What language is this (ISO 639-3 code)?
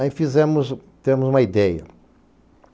por